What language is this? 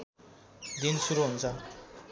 Nepali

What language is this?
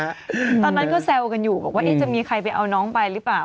Thai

